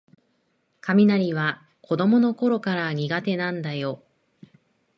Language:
Japanese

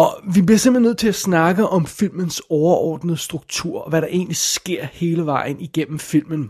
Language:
Danish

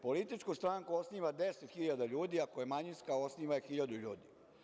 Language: Serbian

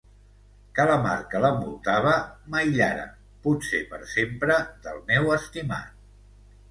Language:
Catalan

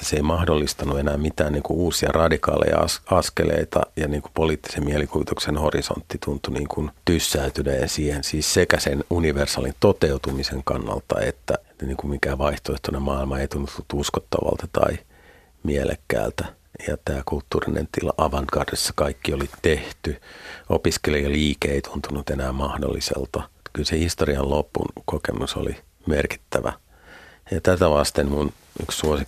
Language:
Finnish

